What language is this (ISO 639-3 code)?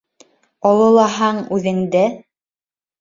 bak